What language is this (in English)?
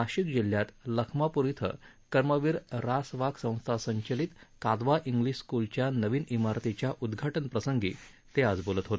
Marathi